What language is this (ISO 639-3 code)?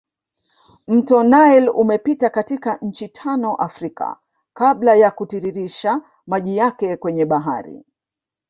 swa